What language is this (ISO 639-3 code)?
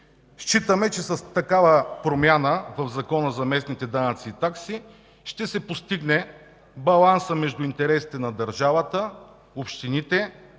bul